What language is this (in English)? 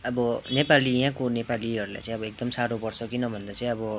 Nepali